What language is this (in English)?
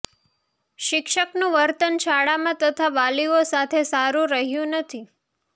Gujarati